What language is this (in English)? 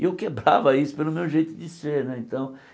Portuguese